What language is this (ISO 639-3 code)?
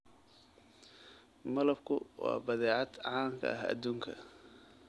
som